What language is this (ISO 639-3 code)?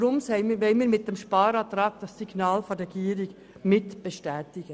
gsw